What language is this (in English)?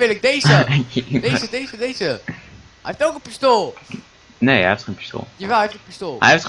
Dutch